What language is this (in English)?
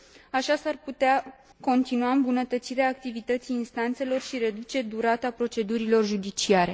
Romanian